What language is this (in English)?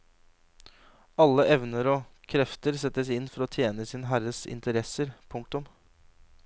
Norwegian